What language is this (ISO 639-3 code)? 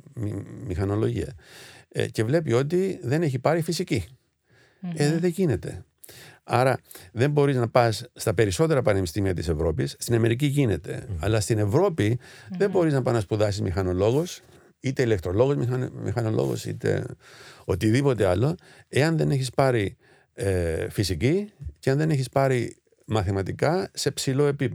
ell